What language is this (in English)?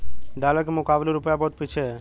Hindi